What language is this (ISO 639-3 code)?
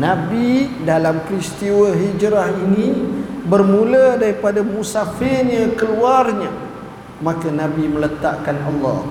msa